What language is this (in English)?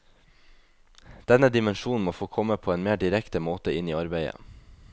Norwegian